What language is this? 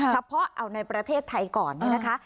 Thai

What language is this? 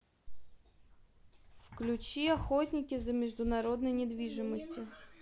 Russian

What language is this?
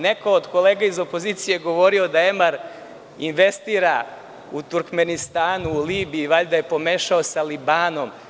Serbian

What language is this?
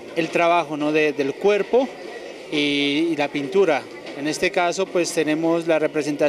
Spanish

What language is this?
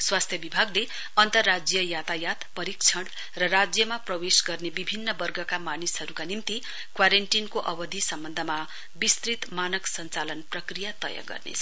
Nepali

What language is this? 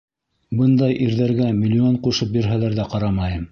Bashkir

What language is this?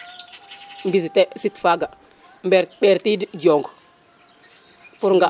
Serer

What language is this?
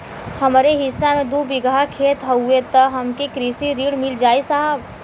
Bhojpuri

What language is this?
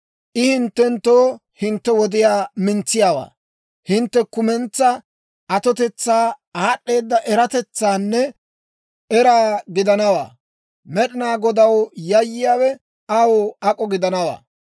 Dawro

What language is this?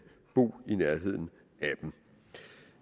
Danish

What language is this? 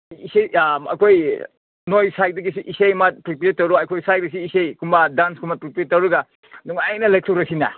Manipuri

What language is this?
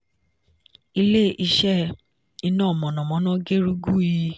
Yoruba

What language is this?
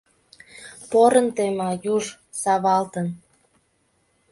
Mari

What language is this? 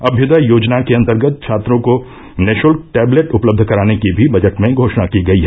Hindi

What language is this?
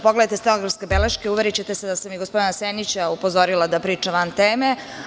Serbian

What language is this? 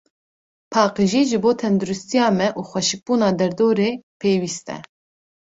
Kurdish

